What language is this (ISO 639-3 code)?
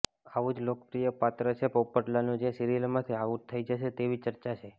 guj